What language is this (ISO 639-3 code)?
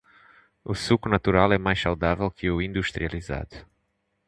por